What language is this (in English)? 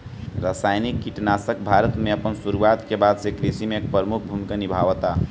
Bhojpuri